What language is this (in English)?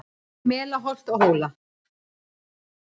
Icelandic